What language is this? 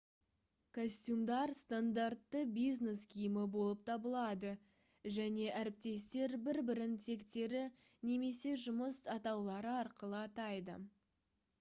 Kazakh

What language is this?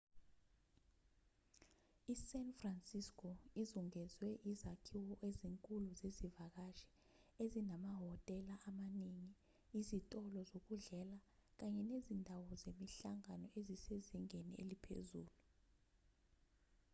Zulu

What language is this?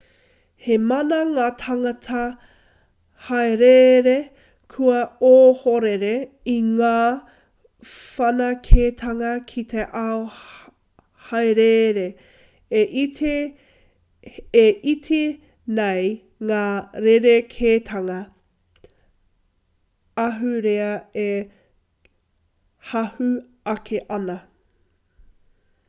Māori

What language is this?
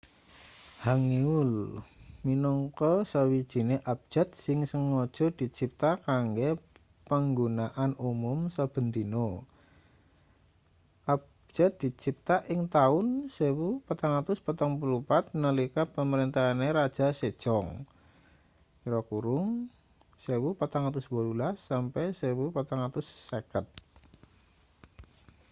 Javanese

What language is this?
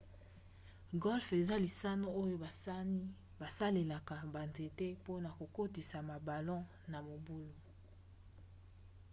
Lingala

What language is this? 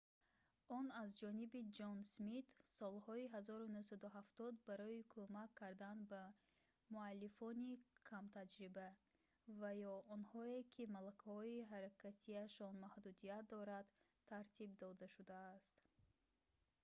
Tajik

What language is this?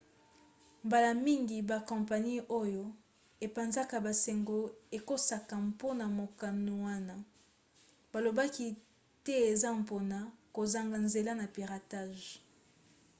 Lingala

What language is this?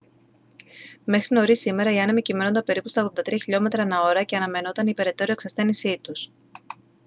Greek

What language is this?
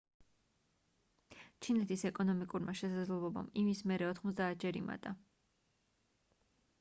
Georgian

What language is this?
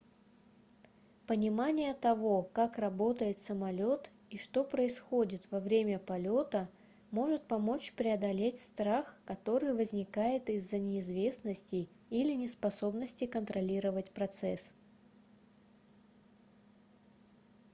Russian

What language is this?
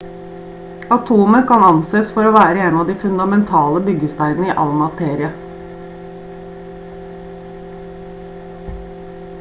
Norwegian Bokmål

